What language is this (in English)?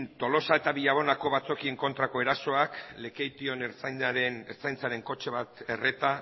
Basque